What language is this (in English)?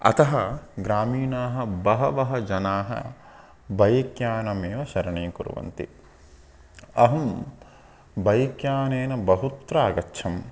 Sanskrit